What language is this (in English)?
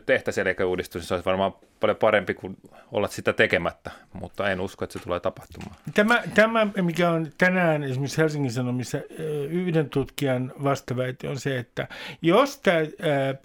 Finnish